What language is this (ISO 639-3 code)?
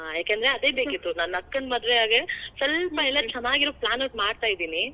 kan